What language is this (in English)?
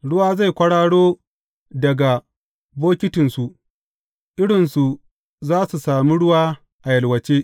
Hausa